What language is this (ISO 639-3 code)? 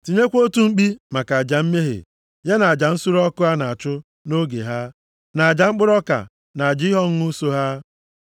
ibo